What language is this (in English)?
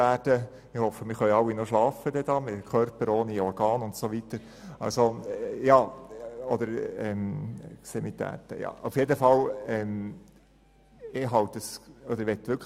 Swiss German